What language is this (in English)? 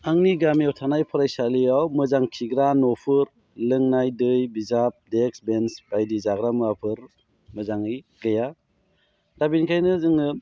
Bodo